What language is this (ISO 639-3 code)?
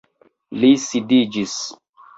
epo